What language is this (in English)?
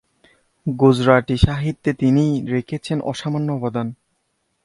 Bangla